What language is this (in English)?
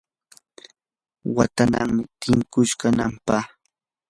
Yanahuanca Pasco Quechua